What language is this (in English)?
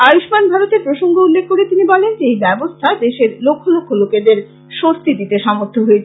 Bangla